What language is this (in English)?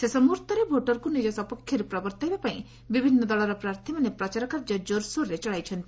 Odia